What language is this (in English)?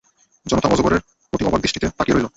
Bangla